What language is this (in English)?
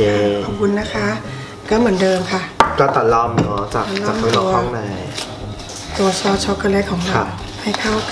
Thai